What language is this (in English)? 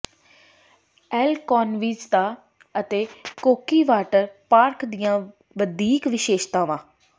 Punjabi